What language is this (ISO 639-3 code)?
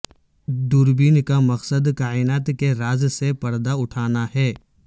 urd